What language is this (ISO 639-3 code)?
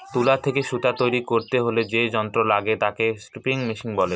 ben